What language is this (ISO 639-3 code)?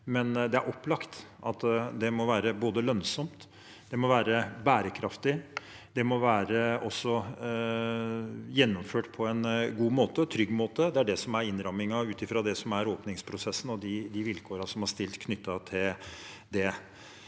nor